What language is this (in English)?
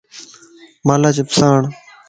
Lasi